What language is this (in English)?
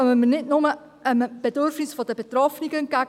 Swiss German